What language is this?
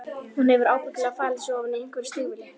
Icelandic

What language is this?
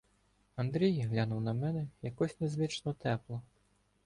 Ukrainian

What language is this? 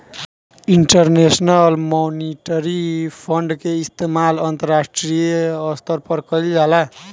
Bhojpuri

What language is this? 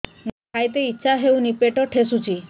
Odia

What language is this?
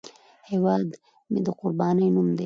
Pashto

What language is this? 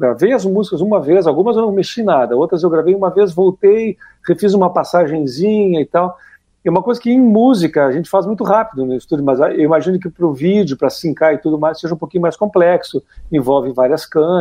Portuguese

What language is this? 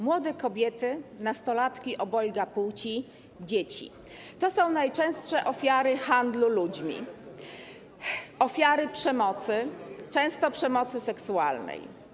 Polish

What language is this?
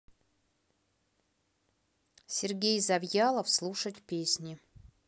Russian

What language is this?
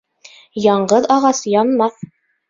Bashkir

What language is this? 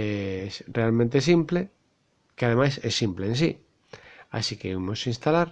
Galician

